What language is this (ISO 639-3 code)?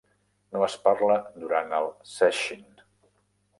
cat